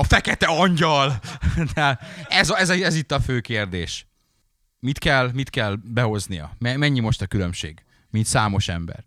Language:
Hungarian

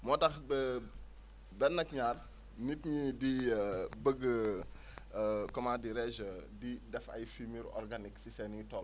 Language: Wolof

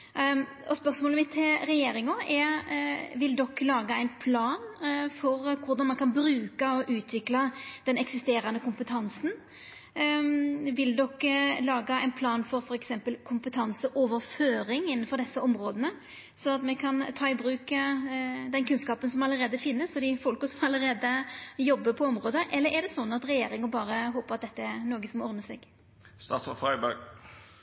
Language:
Norwegian Nynorsk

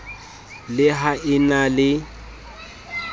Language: Southern Sotho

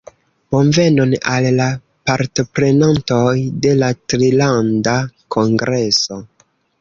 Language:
Esperanto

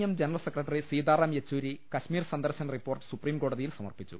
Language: Malayalam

